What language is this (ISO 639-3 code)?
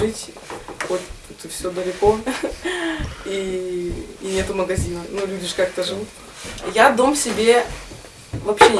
rus